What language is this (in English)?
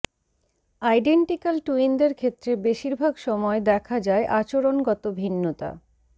Bangla